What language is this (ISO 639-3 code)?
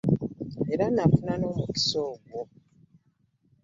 lug